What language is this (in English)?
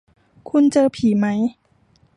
Thai